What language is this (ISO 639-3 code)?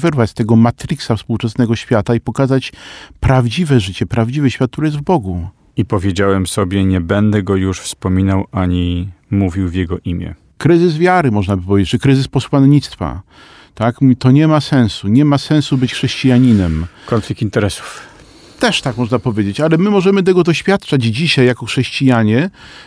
pol